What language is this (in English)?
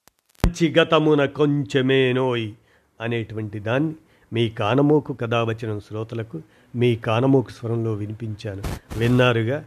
Telugu